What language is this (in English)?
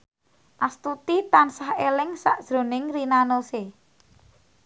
Javanese